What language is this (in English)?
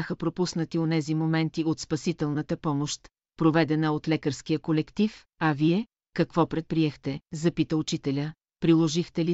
Bulgarian